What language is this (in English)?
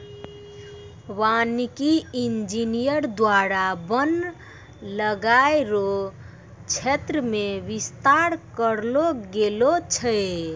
Maithili